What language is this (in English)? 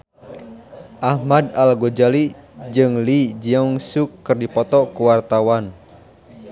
Sundanese